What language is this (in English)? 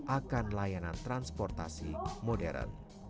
Indonesian